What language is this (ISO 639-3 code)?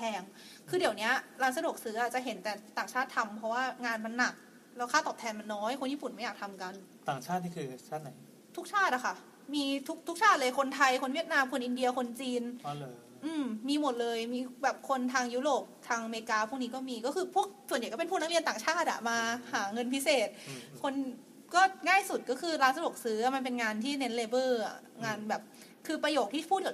tha